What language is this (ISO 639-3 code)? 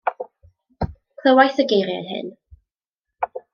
cym